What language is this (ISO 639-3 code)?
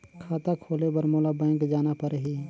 hne